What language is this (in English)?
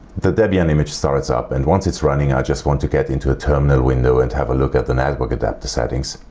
English